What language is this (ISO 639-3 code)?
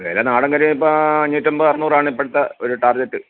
mal